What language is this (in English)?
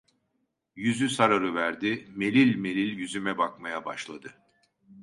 Turkish